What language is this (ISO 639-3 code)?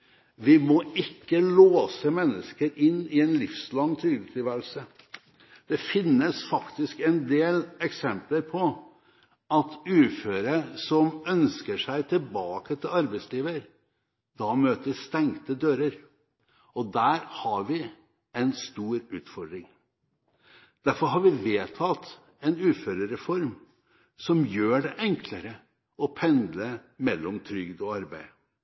nob